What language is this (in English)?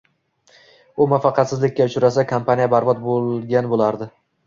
Uzbek